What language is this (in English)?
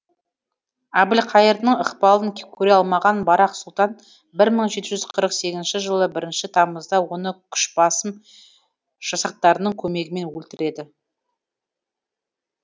Kazakh